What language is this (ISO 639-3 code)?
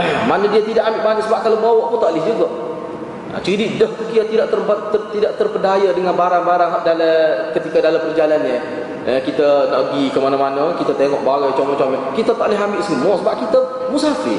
msa